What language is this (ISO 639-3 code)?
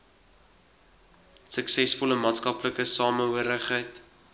afr